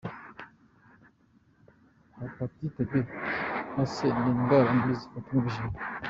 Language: Kinyarwanda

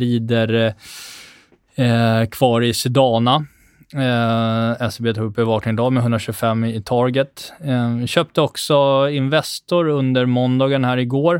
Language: Swedish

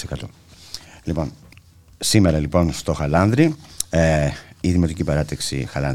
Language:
Greek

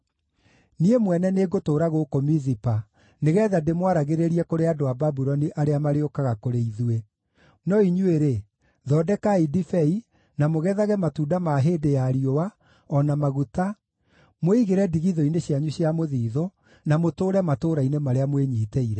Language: Kikuyu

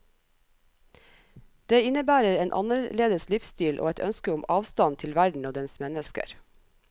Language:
Norwegian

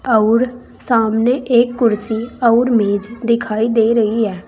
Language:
Hindi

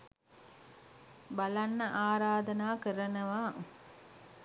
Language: Sinhala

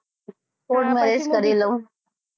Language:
Gujarati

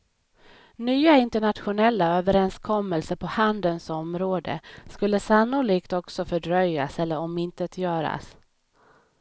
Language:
Swedish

